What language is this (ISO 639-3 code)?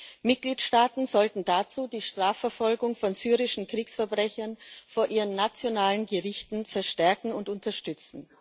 deu